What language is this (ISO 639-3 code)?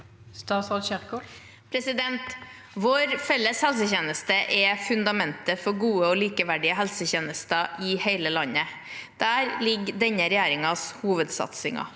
nor